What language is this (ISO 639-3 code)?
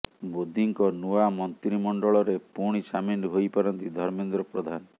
ori